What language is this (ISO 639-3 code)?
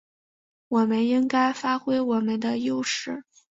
zho